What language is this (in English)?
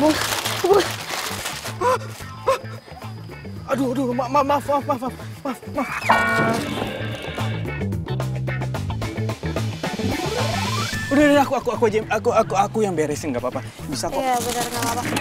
Indonesian